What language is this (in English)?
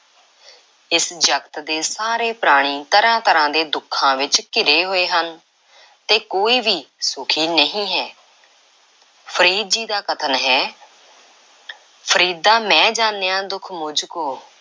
Punjabi